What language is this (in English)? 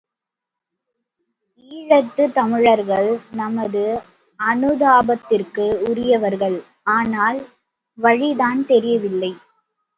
Tamil